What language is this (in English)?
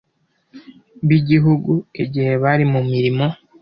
Kinyarwanda